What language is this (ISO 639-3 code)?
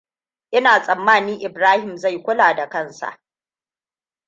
hau